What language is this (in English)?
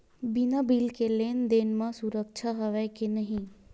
Chhattisgarhi